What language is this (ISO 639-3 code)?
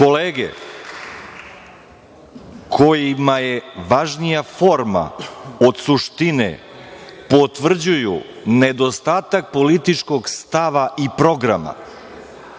srp